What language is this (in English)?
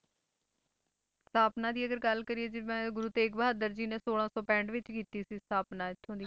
Punjabi